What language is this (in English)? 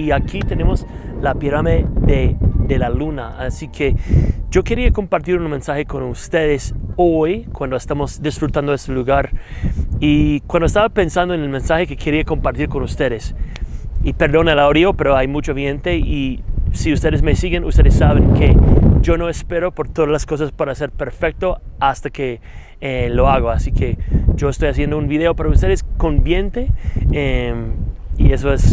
Spanish